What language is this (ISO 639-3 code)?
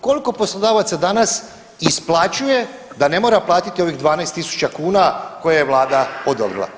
hrv